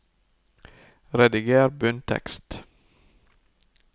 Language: Norwegian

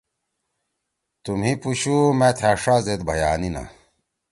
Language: Torwali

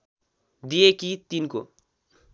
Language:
Nepali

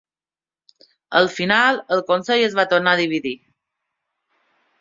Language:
Catalan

